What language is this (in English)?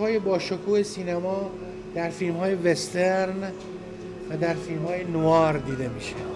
Persian